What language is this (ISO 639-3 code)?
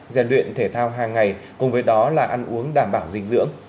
vie